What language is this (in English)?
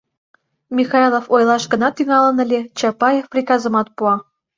Mari